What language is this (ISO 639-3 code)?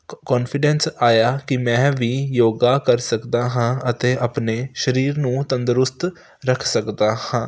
pan